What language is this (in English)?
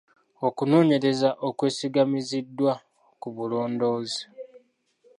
Ganda